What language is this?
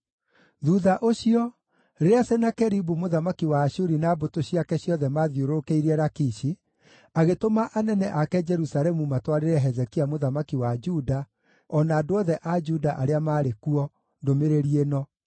Kikuyu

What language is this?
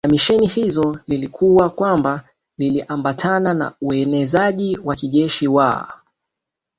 Swahili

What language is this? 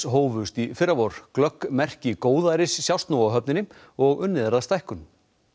Icelandic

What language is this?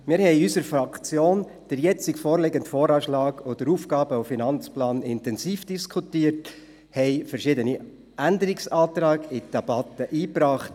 Swiss German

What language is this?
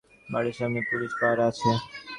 Bangla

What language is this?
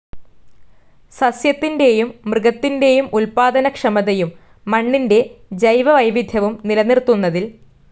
Malayalam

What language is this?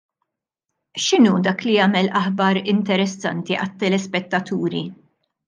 Maltese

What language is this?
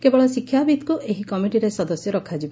Odia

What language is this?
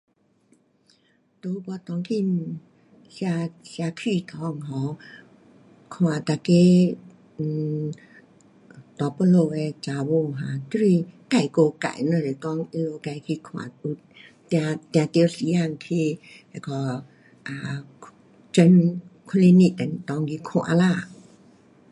Pu-Xian Chinese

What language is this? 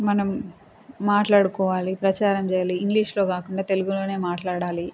Telugu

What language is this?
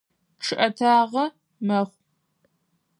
Adyghe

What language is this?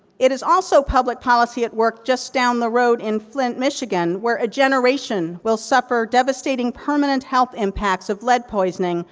English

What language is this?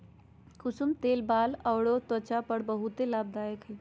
Magahi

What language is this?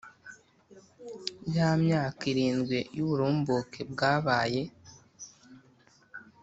Kinyarwanda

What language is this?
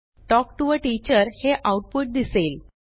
Marathi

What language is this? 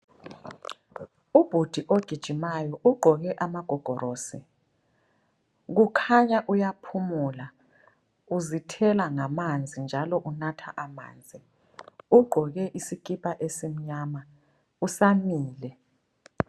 North Ndebele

